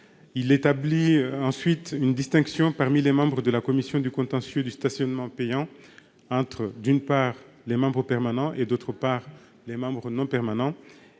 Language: French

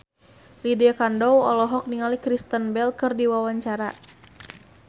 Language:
Sundanese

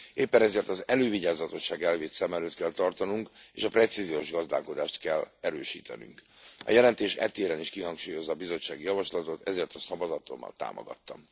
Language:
Hungarian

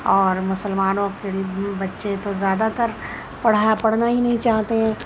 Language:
Urdu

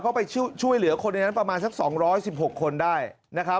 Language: Thai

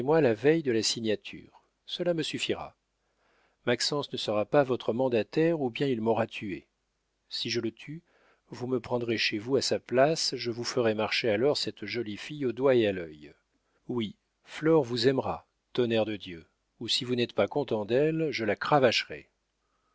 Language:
French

